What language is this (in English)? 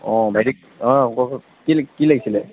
Assamese